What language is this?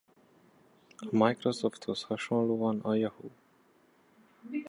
Hungarian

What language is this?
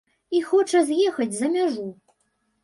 Belarusian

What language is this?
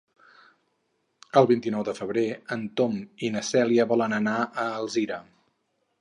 Catalan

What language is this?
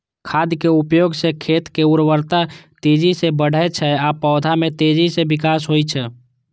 Maithili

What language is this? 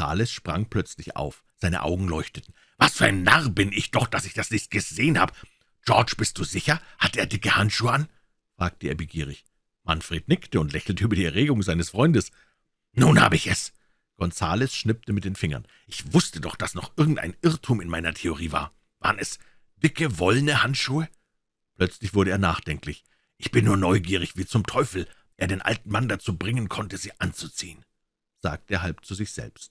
German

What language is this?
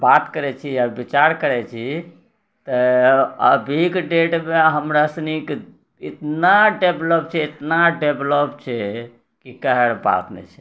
Maithili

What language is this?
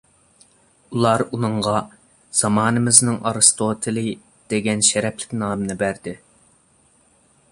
Uyghur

